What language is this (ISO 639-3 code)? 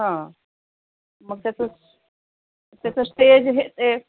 mar